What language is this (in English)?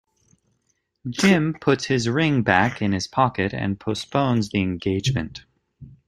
English